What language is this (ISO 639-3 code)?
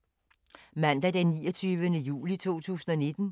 dan